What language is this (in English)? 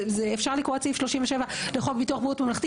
Hebrew